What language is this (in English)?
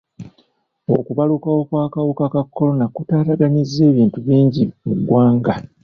Ganda